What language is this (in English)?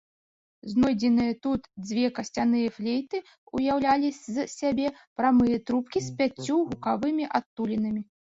Belarusian